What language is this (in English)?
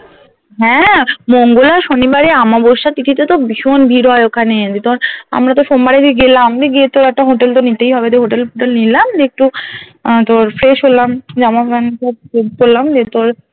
Bangla